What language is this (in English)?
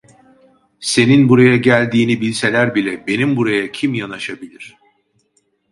Turkish